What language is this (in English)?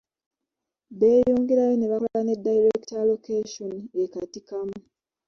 Ganda